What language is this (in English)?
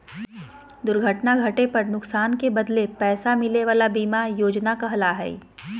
Magahi